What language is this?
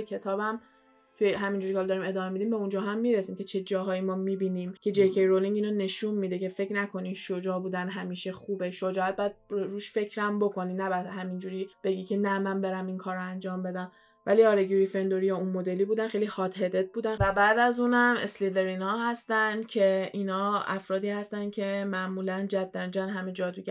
Persian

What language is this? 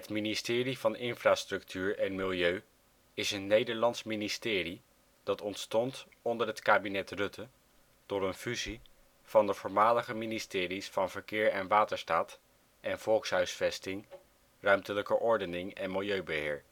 Dutch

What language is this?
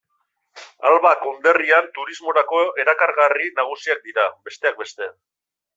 Basque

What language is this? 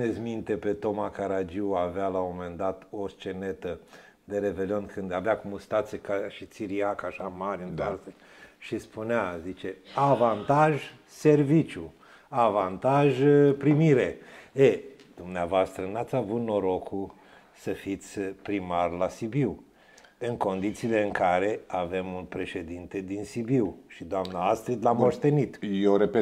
Romanian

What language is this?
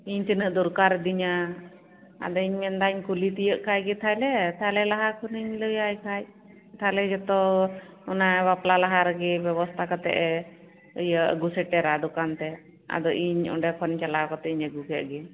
Santali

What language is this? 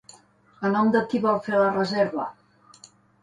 Catalan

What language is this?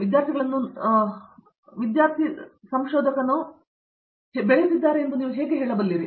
Kannada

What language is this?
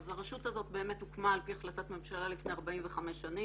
Hebrew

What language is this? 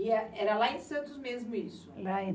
Portuguese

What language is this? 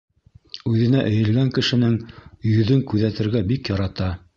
Bashkir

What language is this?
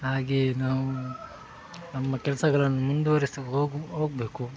Kannada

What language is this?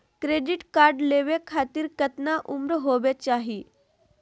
Magahi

